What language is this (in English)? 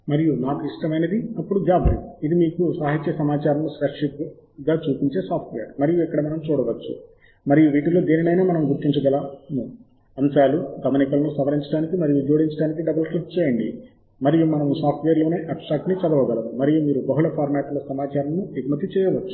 Telugu